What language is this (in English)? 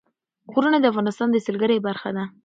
Pashto